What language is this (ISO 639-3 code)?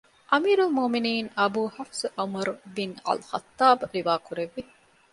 div